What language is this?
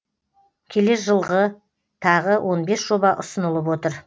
Kazakh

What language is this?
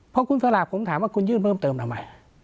Thai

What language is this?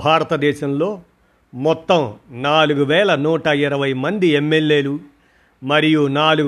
Telugu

